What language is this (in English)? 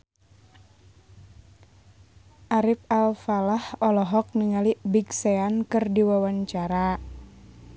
Sundanese